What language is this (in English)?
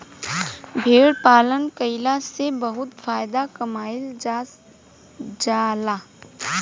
Bhojpuri